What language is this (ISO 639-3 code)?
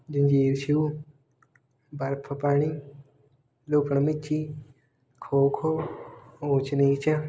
pan